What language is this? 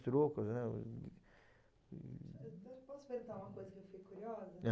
Portuguese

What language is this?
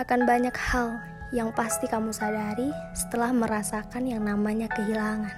Indonesian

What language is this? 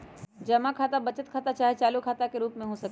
Magahi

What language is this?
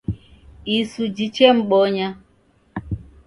Taita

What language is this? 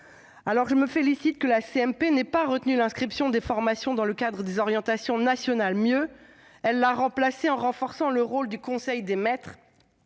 French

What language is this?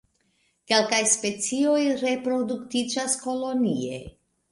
Esperanto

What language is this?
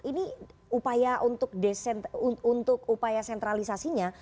Indonesian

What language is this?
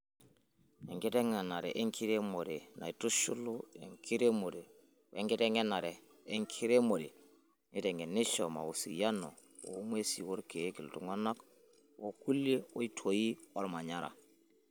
Masai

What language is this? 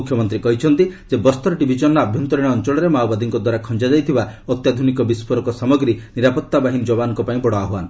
Odia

